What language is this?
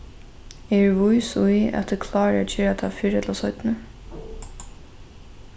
Faroese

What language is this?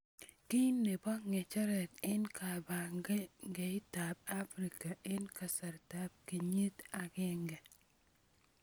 Kalenjin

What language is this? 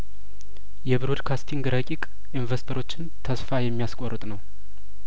Amharic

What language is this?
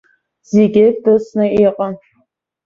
Abkhazian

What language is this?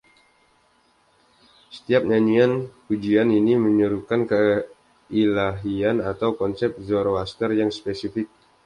Indonesian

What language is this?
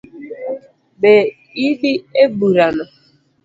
Luo (Kenya and Tanzania)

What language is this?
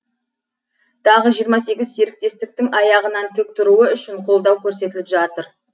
Kazakh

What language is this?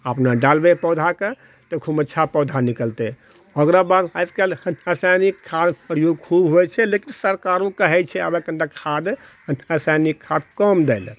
Maithili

